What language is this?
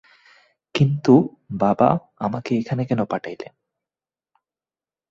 Bangla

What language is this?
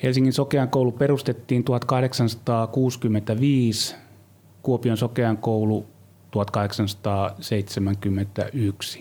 Finnish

